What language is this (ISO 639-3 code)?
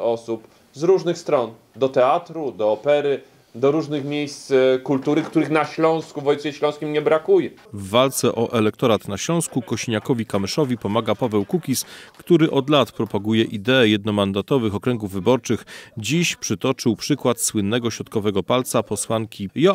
pol